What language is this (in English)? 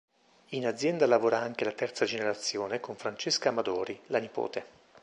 Italian